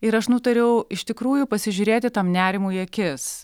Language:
Lithuanian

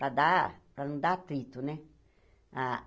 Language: Portuguese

